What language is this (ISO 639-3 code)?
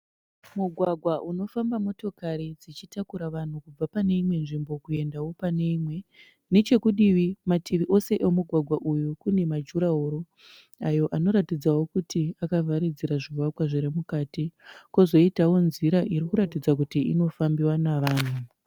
sna